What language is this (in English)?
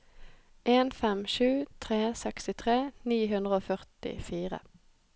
Norwegian